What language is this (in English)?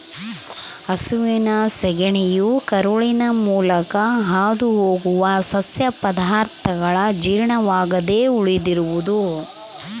Kannada